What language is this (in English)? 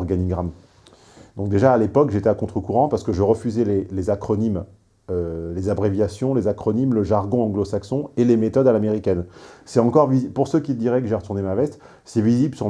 French